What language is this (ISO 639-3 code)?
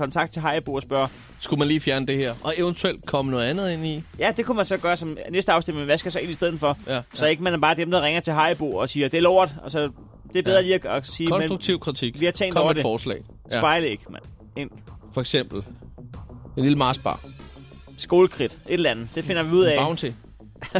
dan